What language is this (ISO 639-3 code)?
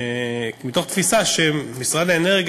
heb